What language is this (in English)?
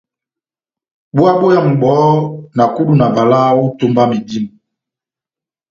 Batanga